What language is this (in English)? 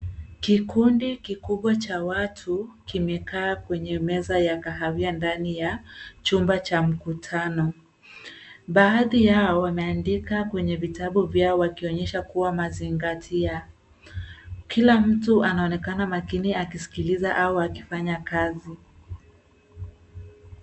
Swahili